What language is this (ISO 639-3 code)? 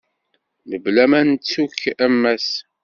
kab